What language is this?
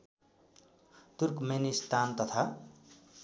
Nepali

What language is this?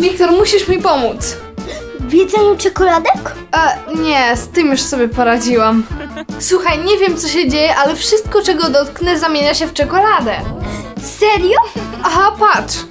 Polish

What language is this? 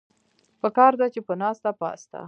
Pashto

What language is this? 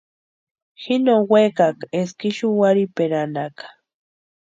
Western Highland Purepecha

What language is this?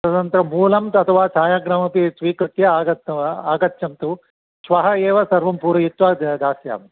Sanskrit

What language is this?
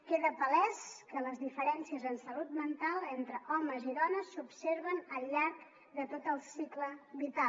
Catalan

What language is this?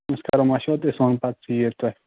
Kashmiri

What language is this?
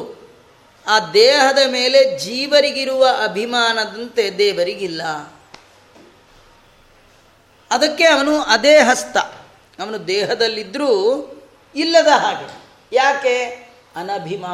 Kannada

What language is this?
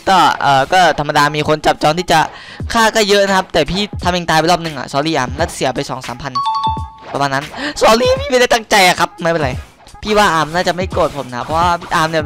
Thai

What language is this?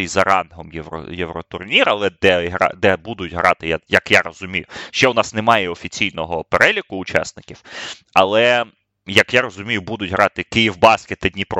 Ukrainian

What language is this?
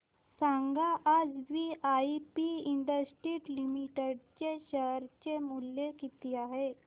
Marathi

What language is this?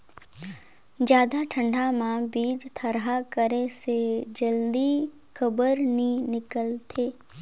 Chhattisgarhi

